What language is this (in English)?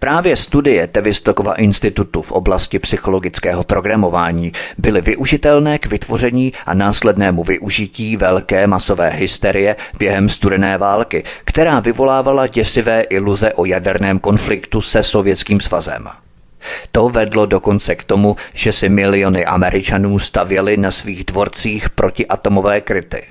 Czech